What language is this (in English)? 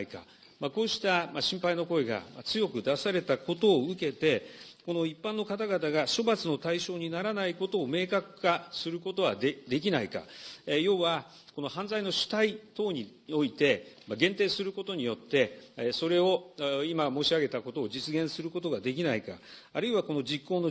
Japanese